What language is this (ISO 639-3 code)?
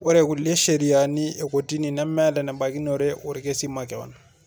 mas